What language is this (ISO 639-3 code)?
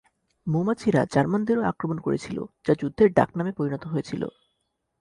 ben